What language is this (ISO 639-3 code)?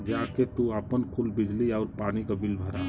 bho